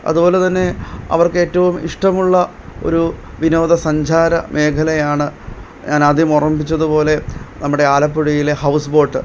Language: Malayalam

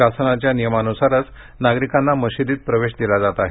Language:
Marathi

